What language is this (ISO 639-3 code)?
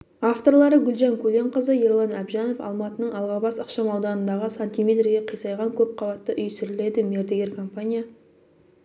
kaz